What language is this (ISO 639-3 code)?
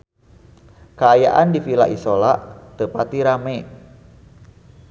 sun